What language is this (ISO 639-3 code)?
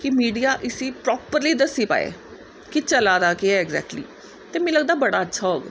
doi